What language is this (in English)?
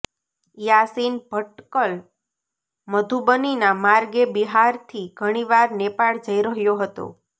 Gujarati